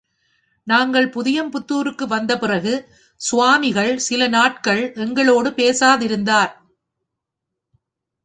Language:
Tamil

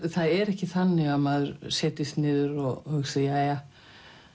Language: Icelandic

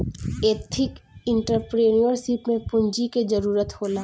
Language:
Bhojpuri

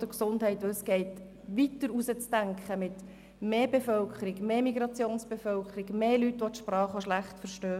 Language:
Swiss German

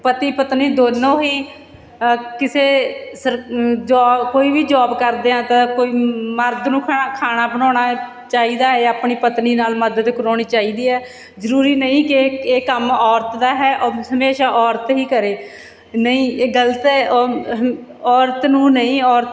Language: Punjabi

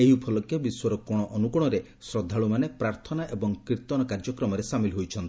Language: Odia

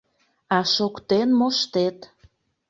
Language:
Mari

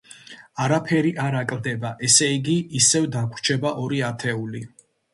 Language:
Georgian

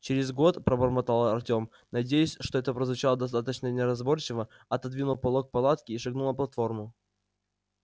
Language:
Russian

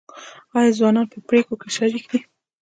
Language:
Pashto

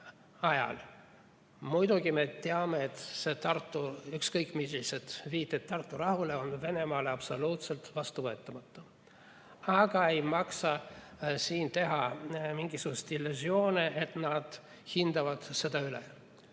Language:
Estonian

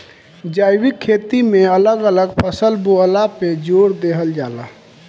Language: Bhojpuri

